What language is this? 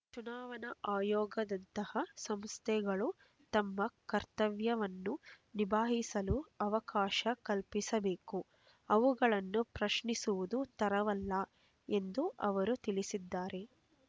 Kannada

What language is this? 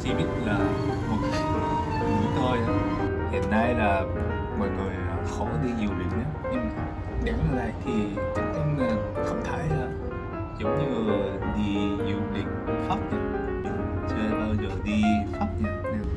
Vietnamese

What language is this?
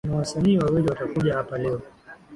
Swahili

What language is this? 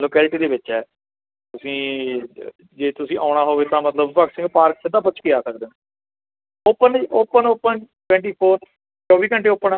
Punjabi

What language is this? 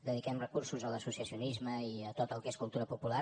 Catalan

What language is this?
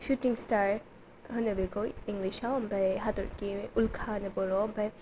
Bodo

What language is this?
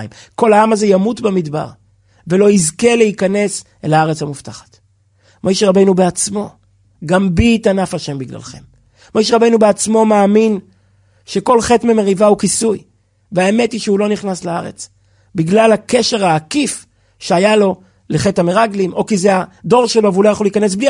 Hebrew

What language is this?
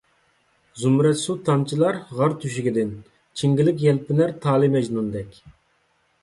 Uyghur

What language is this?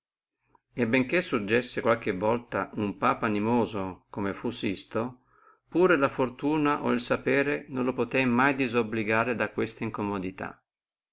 Italian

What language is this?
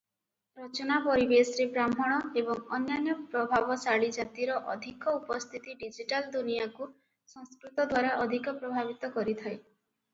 Odia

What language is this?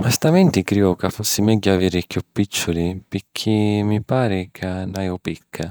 Sicilian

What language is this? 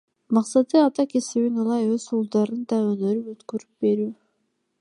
Kyrgyz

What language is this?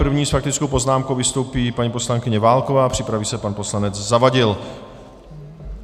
Czech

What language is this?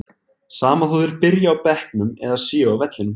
Icelandic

